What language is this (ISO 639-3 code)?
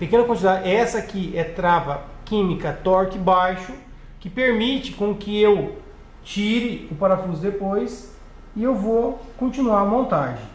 por